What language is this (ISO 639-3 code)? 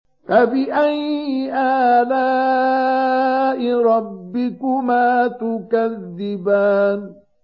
ara